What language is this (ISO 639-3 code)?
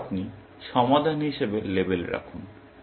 ben